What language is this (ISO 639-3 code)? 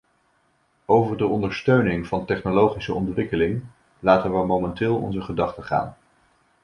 nld